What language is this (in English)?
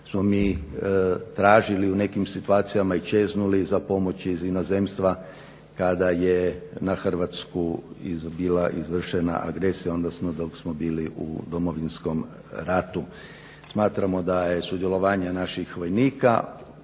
Croatian